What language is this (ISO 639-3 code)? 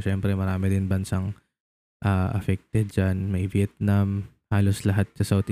fil